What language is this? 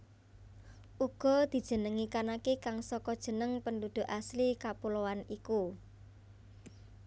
Javanese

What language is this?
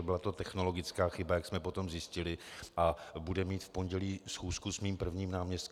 Czech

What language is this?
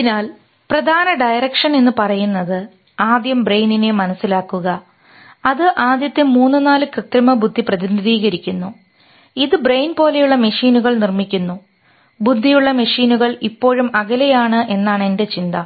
Malayalam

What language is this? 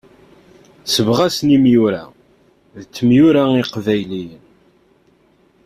Kabyle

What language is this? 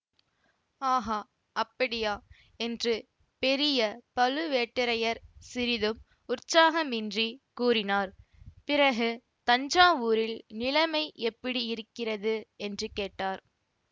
Tamil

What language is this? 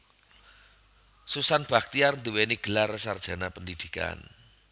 Javanese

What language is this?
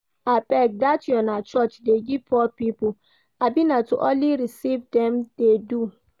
Nigerian Pidgin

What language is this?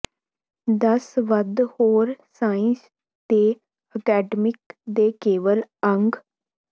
Punjabi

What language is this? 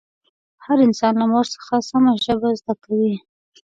Pashto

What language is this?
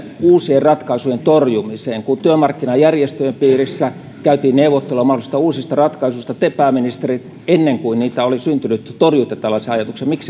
Finnish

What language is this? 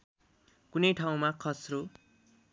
Nepali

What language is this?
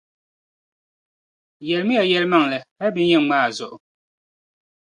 Dagbani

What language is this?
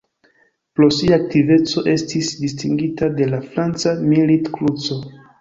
Esperanto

